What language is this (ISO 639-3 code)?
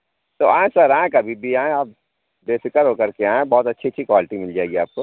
urd